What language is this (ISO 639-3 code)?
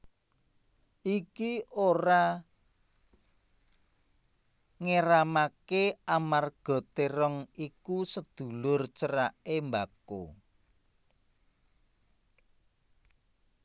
jav